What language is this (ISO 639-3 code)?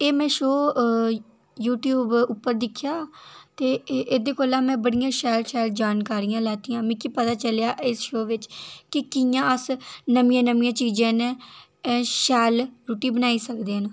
doi